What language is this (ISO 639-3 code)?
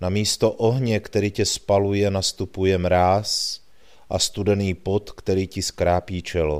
ces